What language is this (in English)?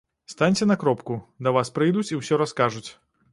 Belarusian